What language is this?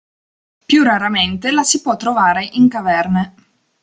Italian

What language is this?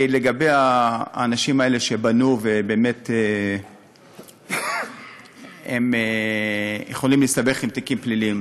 Hebrew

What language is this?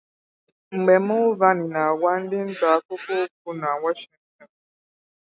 Igbo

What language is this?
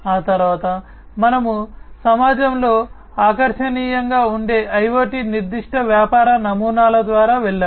Telugu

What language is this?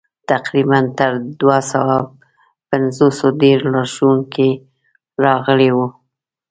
Pashto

